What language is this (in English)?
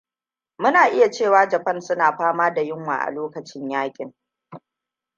Hausa